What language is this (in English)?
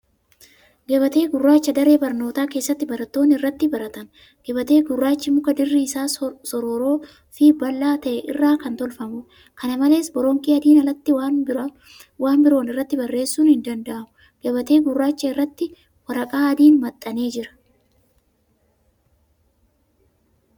Oromo